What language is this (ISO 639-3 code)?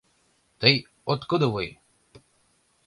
chm